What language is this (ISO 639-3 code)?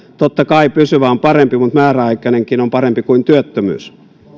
fin